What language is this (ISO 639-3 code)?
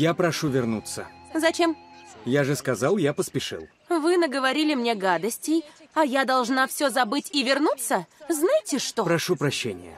rus